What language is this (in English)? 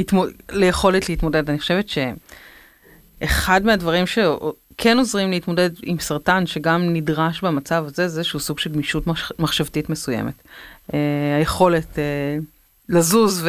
Hebrew